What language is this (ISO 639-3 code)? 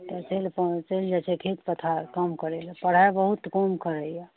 mai